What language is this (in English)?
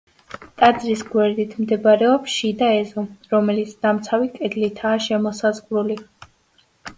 Georgian